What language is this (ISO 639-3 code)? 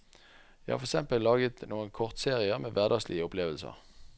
nor